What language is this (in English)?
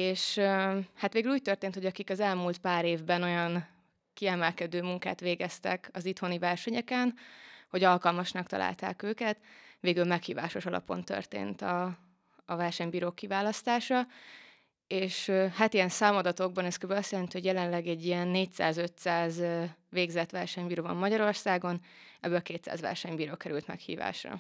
Hungarian